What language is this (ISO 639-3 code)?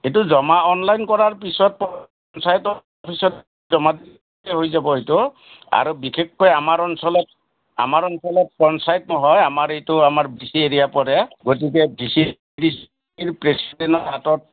asm